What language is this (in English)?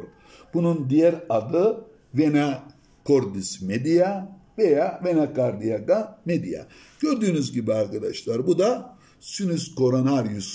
Turkish